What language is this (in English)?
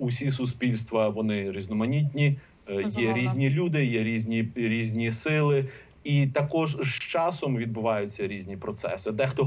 Ukrainian